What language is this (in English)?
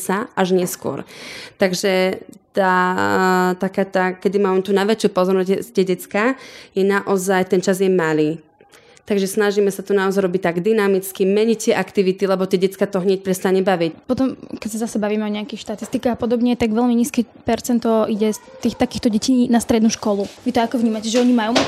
Slovak